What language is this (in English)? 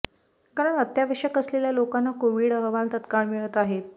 Marathi